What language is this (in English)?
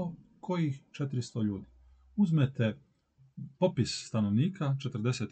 Croatian